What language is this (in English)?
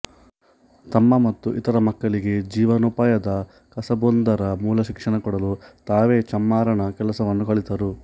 Kannada